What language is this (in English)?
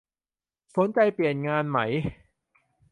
Thai